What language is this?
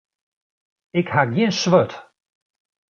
Western Frisian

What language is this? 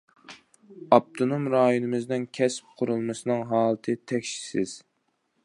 Uyghur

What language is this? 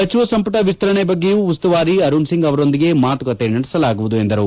Kannada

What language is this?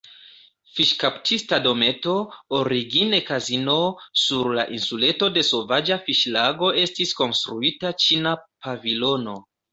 Esperanto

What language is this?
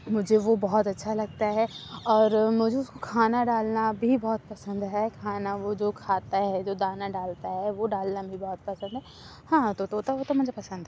Urdu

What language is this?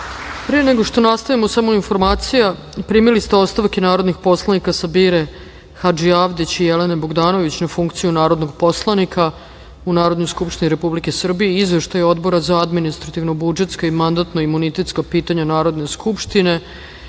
Serbian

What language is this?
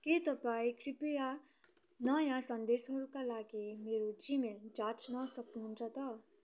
Nepali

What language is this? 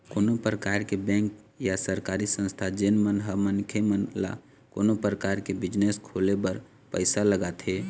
Chhattisgarhi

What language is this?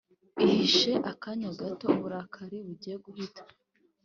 Kinyarwanda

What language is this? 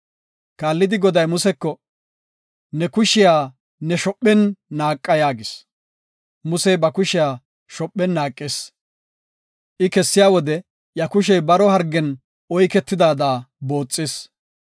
Gofa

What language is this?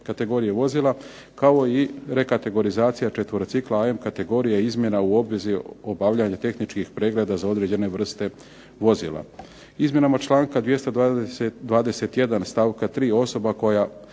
Croatian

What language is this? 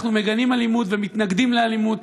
Hebrew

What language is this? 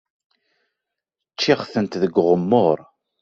Kabyle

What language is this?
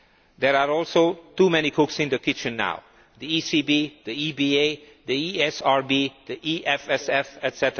English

